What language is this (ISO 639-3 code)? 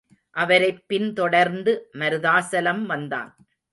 tam